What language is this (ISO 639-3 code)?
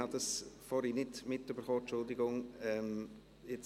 gsw